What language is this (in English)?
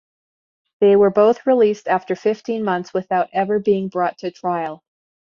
English